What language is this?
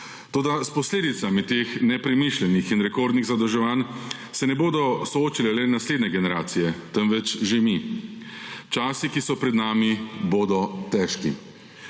Slovenian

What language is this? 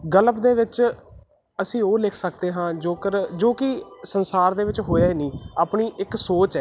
Punjabi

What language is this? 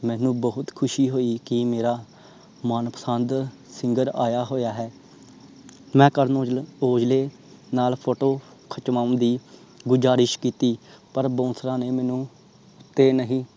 Punjabi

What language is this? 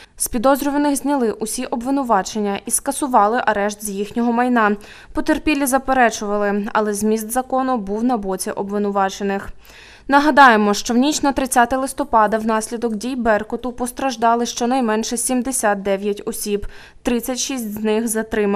Ukrainian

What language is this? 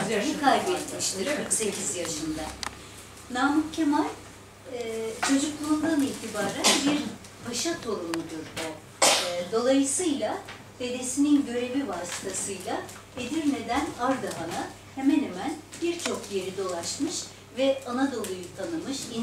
Turkish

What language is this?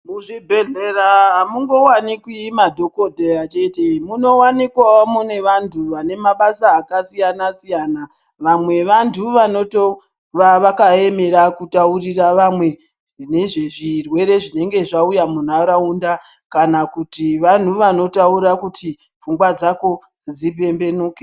Ndau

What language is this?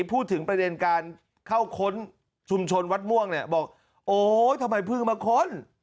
Thai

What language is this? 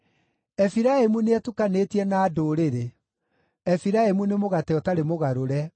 Kikuyu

